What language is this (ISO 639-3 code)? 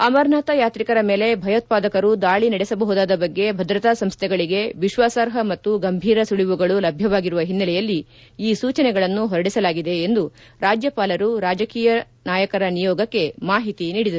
kan